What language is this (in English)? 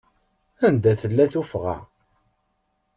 Kabyle